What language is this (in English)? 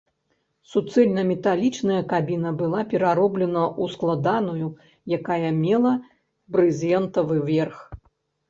Belarusian